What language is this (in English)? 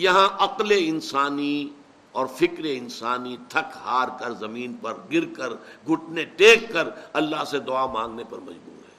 Urdu